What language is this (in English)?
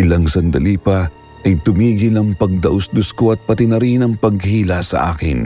Filipino